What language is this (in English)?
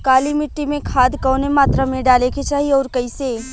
Bhojpuri